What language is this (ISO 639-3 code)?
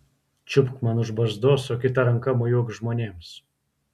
lit